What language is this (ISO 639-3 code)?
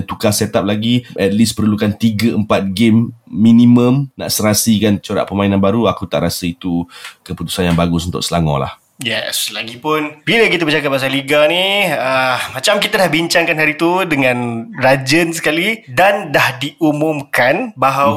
msa